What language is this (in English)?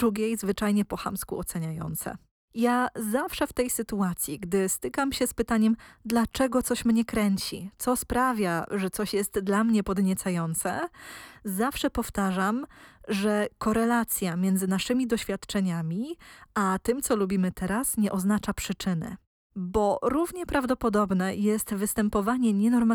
Polish